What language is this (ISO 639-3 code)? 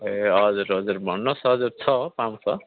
nep